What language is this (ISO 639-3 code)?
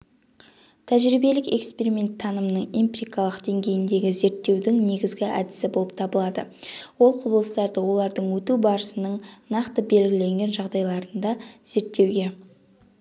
kaz